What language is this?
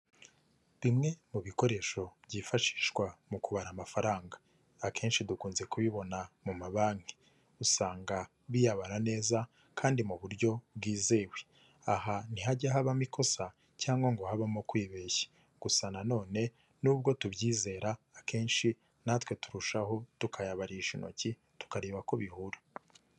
Kinyarwanda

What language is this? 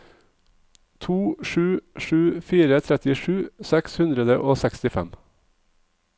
Norwegian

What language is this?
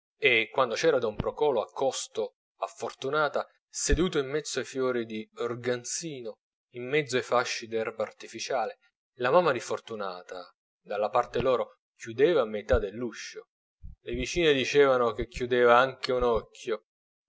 Italian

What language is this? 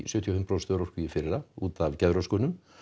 Icelandic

